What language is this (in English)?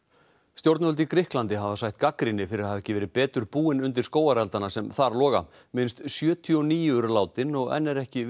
Icelandic